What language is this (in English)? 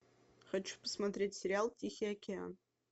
Russian